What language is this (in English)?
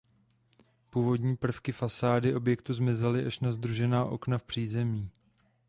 Czech